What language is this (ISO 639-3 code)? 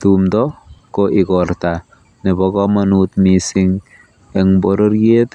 kln